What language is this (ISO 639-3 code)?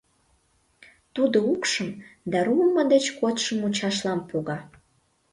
chm